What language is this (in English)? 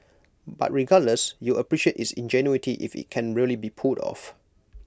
English